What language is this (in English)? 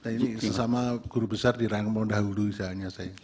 Indonesian